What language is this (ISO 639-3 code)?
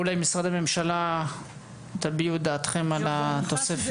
heb